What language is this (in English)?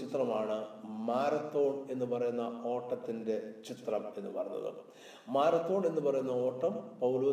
Malayalam